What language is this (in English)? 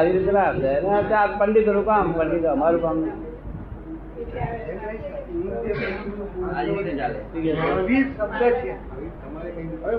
Gujarati